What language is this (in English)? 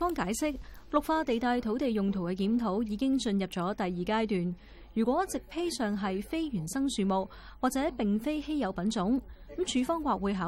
Chinese